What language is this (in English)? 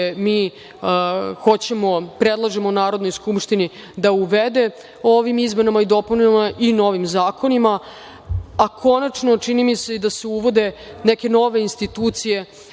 Serbian